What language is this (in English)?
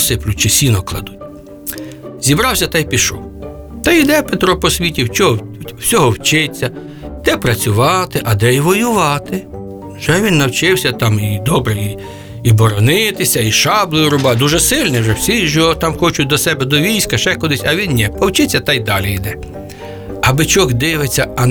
Ukrainian